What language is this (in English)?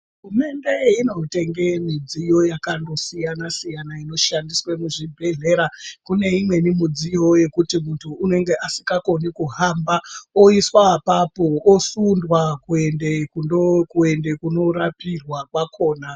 Ndau